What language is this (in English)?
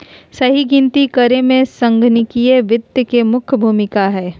Magahi